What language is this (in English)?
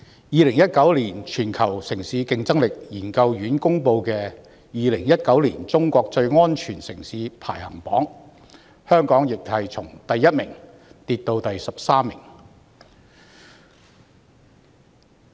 Cantonese